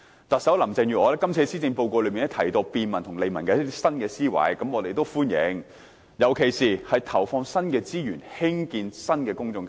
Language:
Cantonese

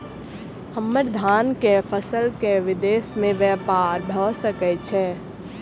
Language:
Maithili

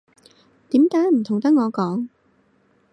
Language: Cantonese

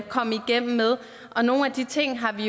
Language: Danish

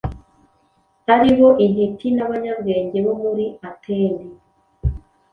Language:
Kinyarwanda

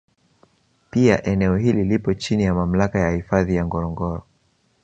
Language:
Swahili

